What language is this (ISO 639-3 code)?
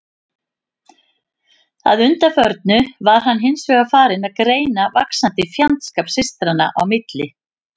isl